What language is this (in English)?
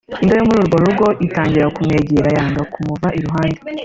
Kinyarwanda